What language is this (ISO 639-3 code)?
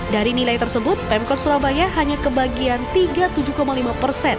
ind